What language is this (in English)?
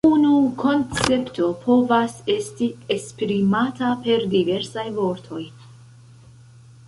Esperanto